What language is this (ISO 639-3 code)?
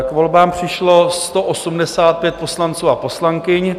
ces